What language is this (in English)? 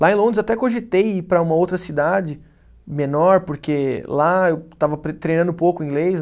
Portuguese